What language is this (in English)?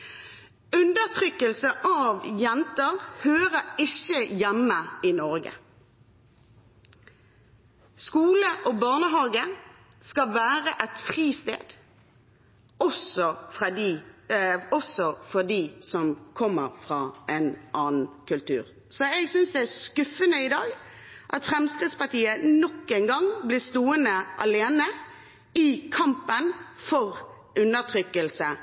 Norwegian Bokmål